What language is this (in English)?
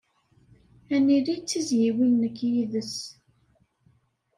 Kabyle